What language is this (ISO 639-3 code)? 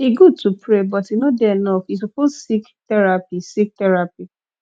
pcm